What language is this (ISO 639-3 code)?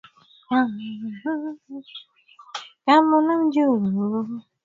swa